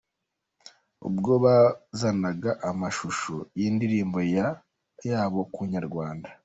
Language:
Kinyarwanda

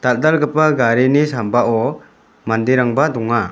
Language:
Garo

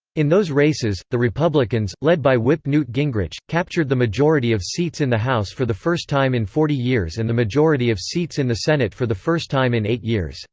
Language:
English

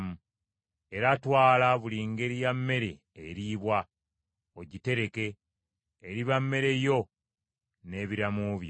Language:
Ganda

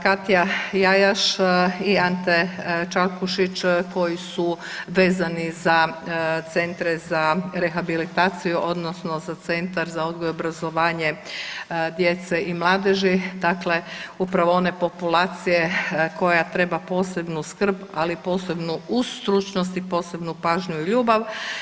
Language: Croatian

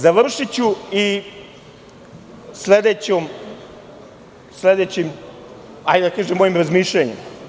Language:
Serbian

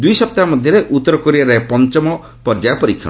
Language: Odia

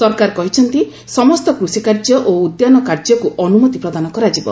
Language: Odia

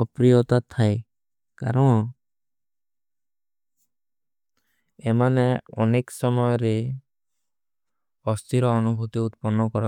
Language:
Kui (India)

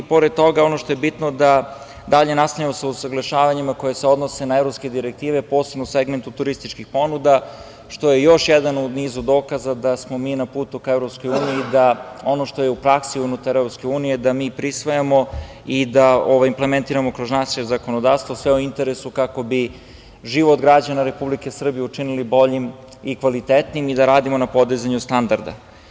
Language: Serbian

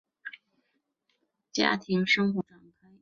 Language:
Chinese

